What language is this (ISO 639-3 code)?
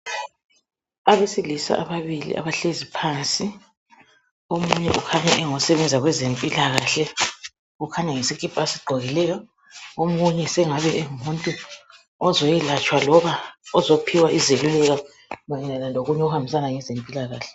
nde